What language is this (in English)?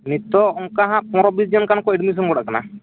Santali